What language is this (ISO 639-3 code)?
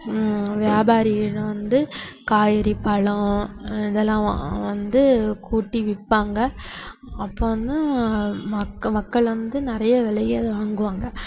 tam